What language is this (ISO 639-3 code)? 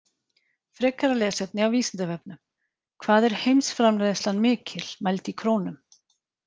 isl